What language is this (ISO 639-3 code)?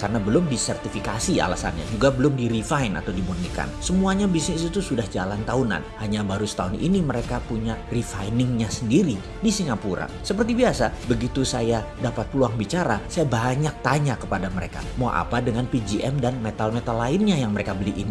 ind